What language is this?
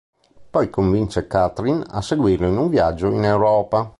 Italian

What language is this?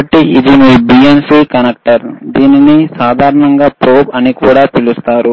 Telugu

